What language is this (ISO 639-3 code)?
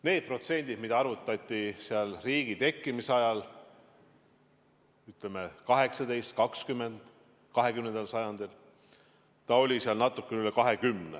est